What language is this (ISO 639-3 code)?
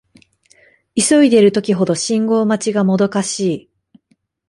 jpn